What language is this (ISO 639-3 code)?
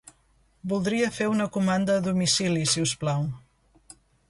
cat